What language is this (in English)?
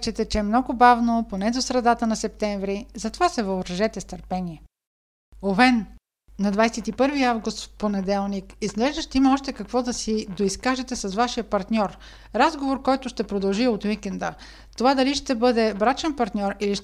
Bulgarian